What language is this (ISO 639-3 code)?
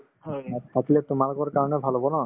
asm